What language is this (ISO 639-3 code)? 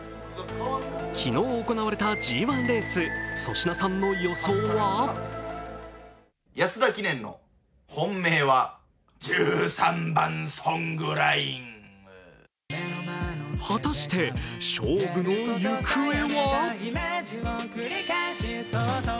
jpn